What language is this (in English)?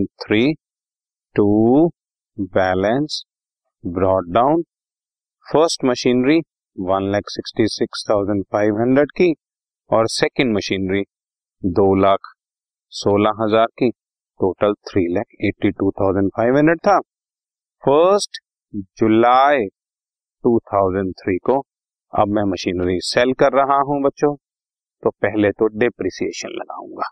Hindi